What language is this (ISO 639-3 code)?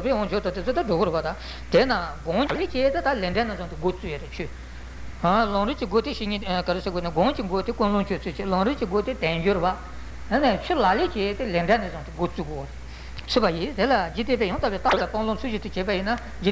ita